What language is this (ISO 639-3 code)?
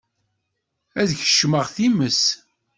kab